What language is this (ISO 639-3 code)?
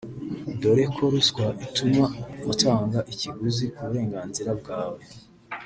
kin